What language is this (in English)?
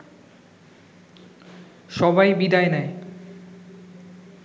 Bangla